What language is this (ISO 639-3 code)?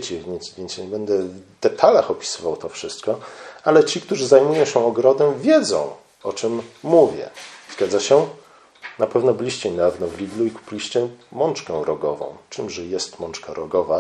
pol